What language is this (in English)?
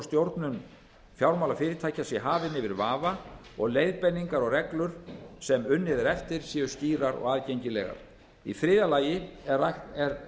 Icelandic